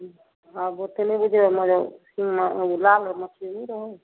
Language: Maithili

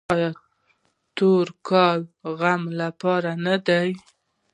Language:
Pashto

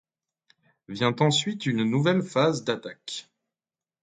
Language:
French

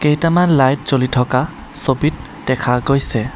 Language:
Assamese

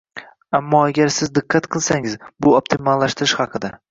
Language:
Uzbek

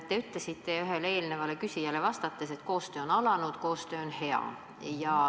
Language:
Estonian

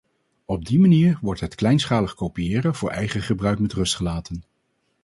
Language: Dutch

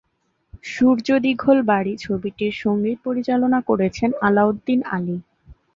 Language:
Bangla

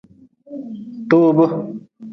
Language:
Nawdm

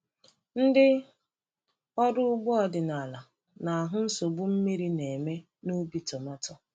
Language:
Igbo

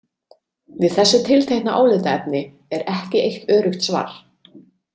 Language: Icelandic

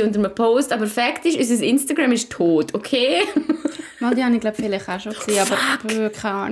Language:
German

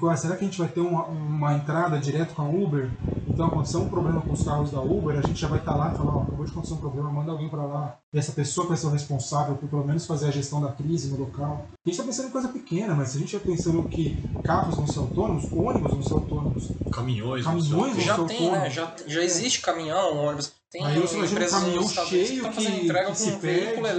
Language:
Portuguese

